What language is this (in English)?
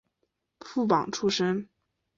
Chinese